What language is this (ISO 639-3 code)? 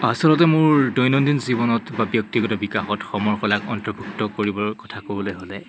asm